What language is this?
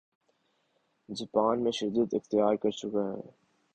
Urdu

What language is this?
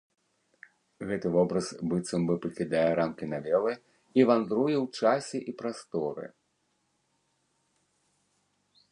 Belarusian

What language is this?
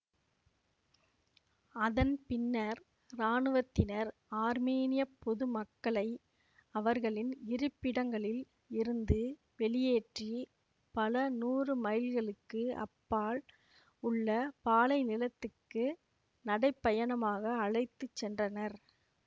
Tamil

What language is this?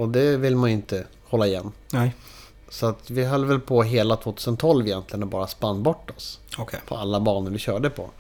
Swedish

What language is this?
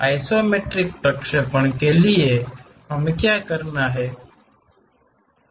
Hindi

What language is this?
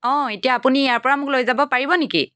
Assamese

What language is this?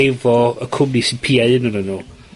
Welsh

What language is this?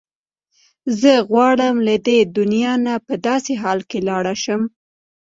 Pashto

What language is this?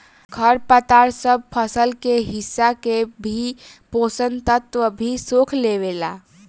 Bhojpuri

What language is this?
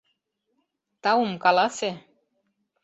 Mari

